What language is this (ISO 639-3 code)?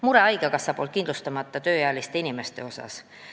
est